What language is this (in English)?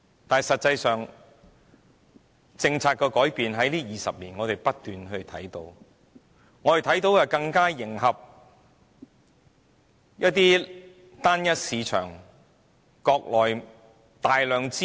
Cantonese